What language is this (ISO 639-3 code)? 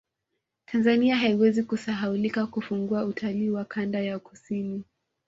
swa